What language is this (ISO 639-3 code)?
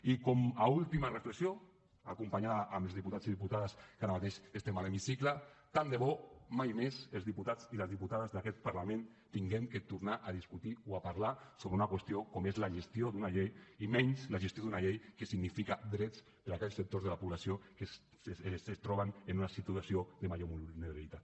cat